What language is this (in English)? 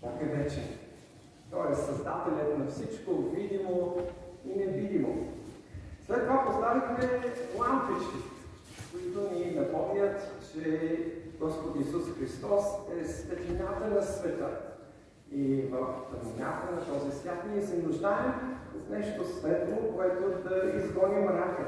Bulgarian